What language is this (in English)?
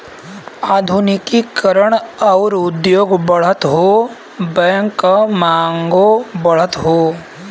Bhojpuri